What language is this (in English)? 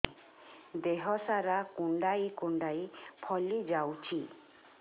Odia